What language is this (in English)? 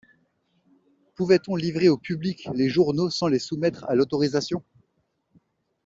French